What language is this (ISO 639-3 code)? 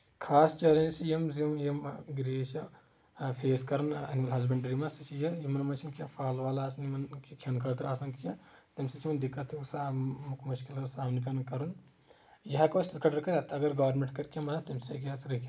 kas